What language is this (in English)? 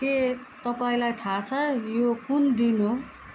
Nepali